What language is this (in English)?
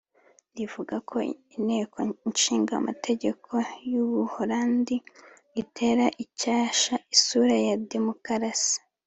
Kinyarwanda